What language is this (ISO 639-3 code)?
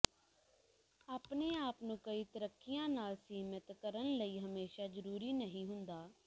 pan